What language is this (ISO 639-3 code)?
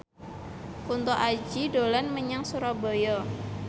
jav